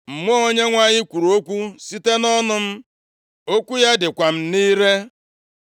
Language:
Igbo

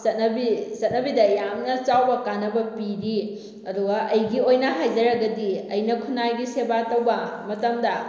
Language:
Manipuri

